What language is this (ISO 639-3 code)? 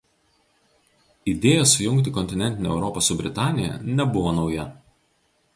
lit